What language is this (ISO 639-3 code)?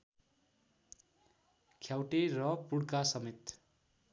nep